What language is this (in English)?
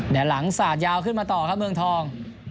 Thai